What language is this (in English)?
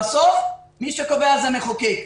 Hebrew